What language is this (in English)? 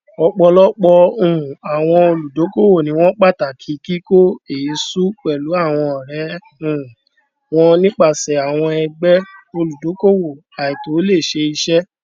Yoruba